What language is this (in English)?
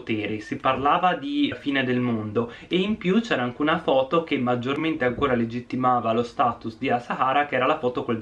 Italian